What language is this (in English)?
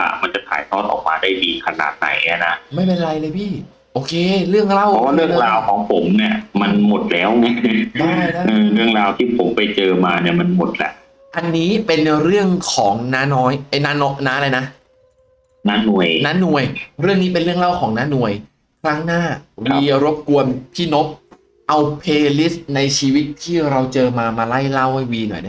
Thai